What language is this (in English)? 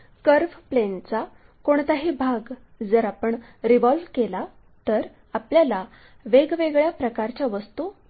Marathi